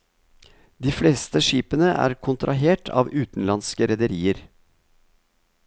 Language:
Norwegian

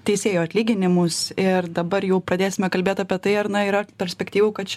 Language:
Lithuanian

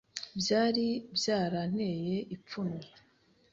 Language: Kinyarwanda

